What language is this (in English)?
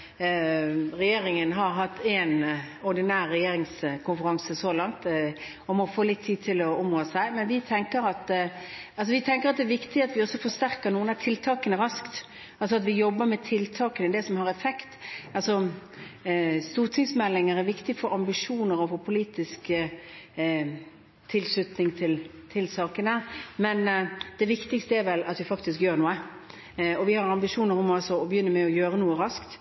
Norwegian Bokmål